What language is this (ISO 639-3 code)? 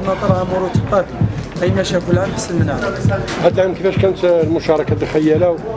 ara